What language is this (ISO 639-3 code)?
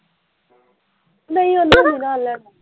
pan